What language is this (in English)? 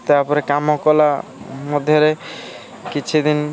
Odia